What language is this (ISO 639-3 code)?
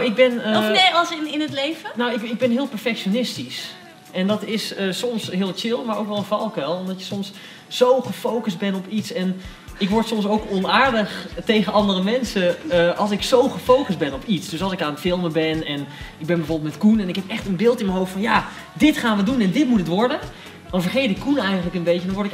nld